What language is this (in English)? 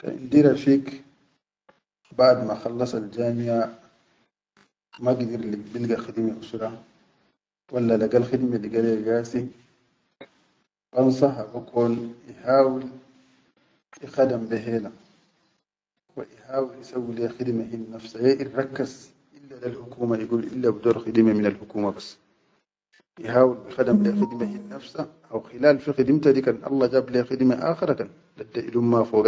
Chadian Arabic